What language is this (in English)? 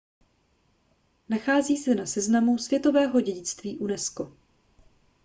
Czech